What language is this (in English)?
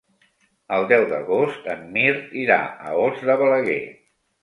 Catalan